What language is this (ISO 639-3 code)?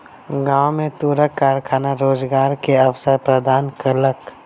mai